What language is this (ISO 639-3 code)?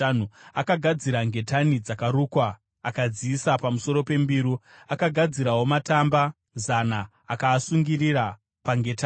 sna